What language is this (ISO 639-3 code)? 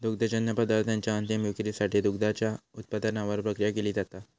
mar